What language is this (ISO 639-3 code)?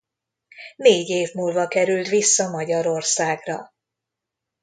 hun